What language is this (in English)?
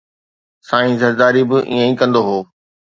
Sindhi